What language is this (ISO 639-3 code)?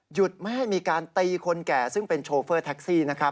tha